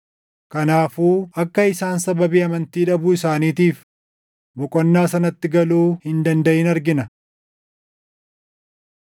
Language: Oromo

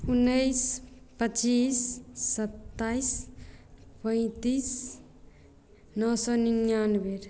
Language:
Maithili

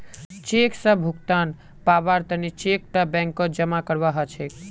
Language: Magahi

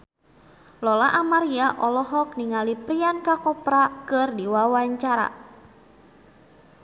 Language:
Sundanese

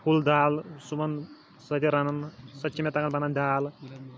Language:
Kashmiri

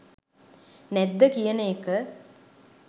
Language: Sinhala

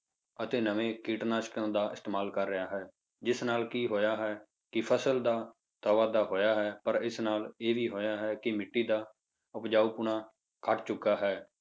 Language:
Punjabi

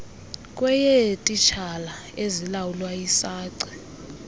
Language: Xhosa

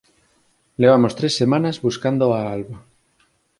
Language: Galician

